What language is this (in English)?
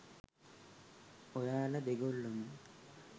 Sinhala